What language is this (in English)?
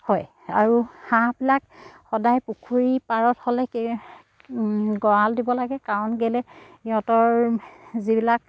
Assamese